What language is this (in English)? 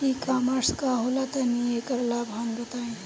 Bhojpuri